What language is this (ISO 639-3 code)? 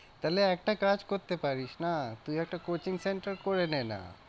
ben